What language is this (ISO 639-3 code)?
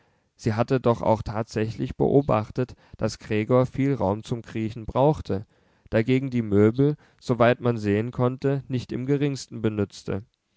deu